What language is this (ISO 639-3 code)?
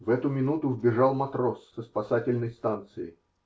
rus